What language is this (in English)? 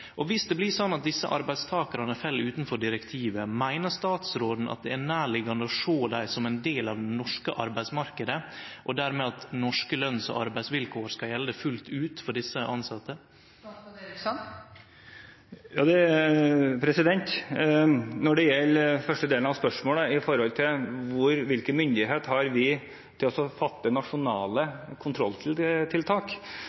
Norwegian